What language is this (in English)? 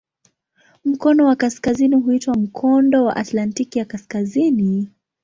Swahili